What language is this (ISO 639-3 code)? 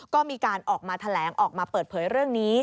tha